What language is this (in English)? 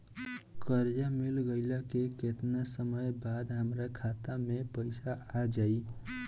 Bhojpuri